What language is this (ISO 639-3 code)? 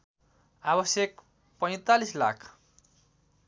nep